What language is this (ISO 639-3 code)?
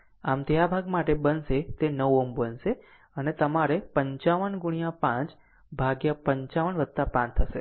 guj